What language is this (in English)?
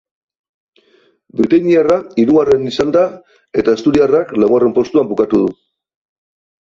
Basque